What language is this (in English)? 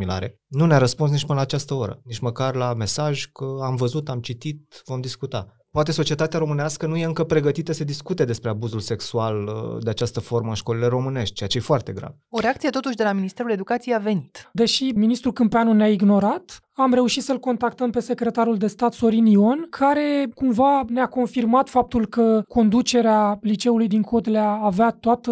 Romanian